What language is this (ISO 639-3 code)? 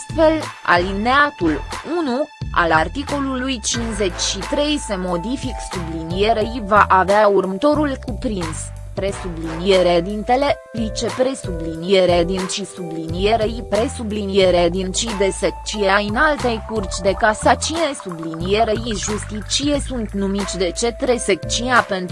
ron